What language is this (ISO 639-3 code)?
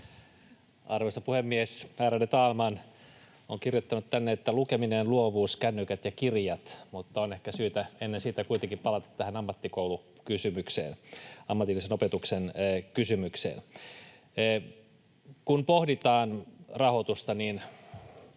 fin